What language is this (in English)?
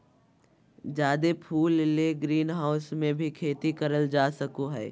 Magahi